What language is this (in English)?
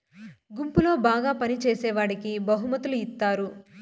Telugu